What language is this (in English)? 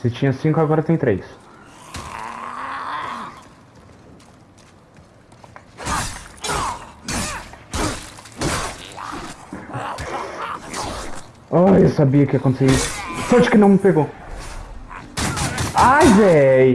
Portuguese